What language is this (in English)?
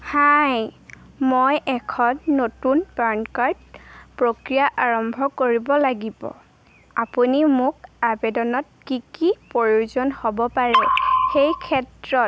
Assamese